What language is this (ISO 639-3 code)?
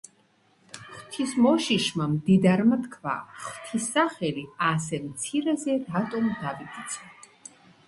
kat